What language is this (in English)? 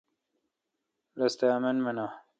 Kalkoti